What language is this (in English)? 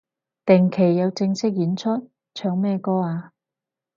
Cantonese